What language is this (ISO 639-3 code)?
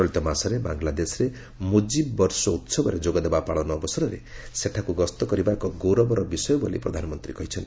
ori